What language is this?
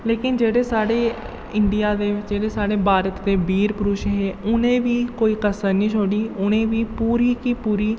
Dogri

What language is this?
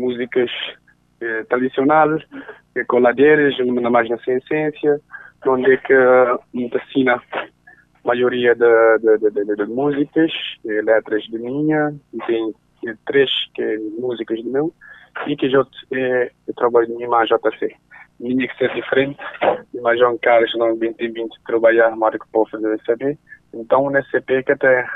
Portuguese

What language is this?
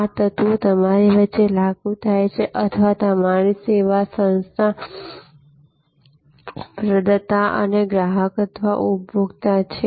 Gujarati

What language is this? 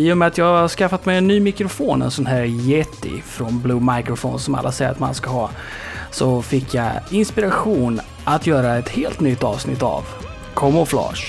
Swedish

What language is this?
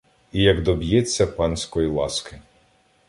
Ukrainian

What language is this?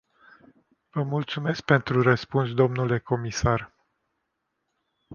Romanian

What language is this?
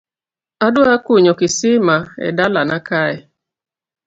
Luo (Kenya and Tanzania)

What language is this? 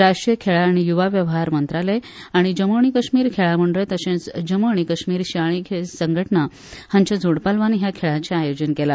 Konkani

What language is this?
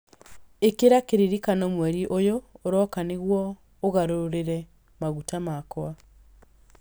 Kikuyu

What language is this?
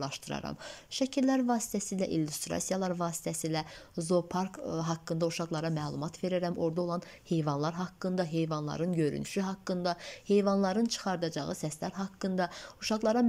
Turkish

